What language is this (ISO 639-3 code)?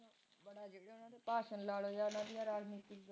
pan